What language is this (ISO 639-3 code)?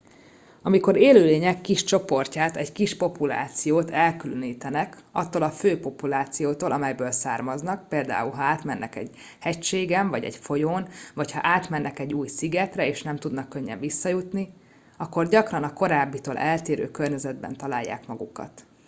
hun